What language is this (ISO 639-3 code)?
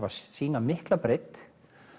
isl